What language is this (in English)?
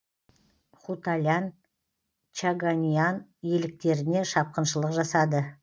Kazakh